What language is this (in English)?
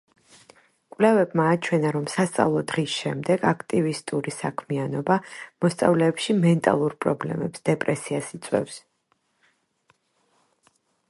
Georgian